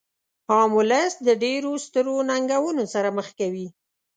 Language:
Pashto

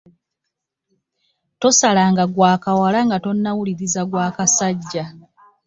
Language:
Ganda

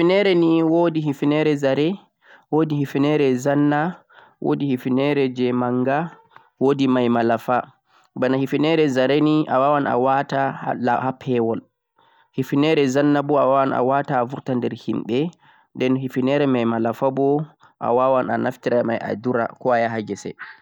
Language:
Central-Eastern Niger Fulfulde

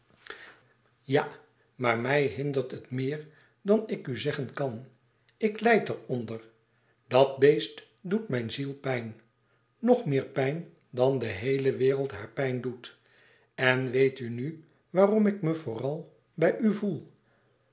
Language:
Dutch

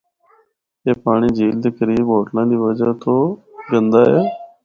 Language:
Northern Hindko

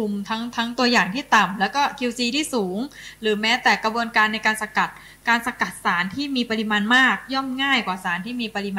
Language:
Thai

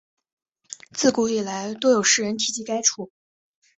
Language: Chinese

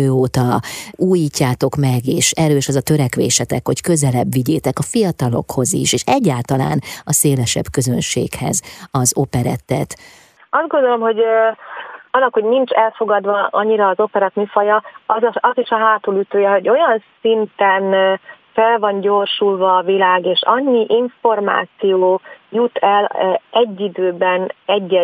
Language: Hungarian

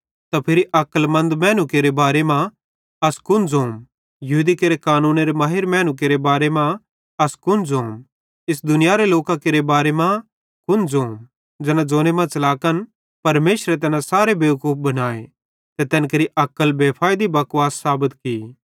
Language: Bhadrawahi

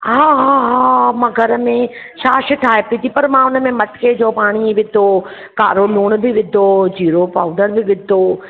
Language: Sindhi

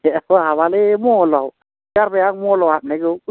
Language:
Bodo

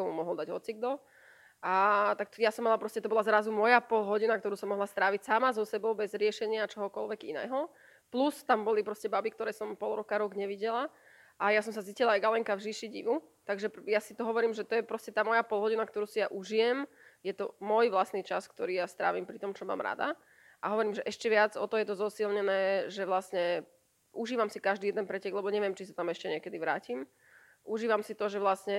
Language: Slovak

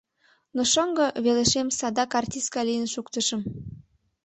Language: Mari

